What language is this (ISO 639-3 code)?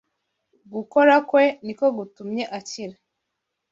kin